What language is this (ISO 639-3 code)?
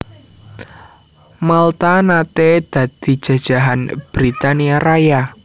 jav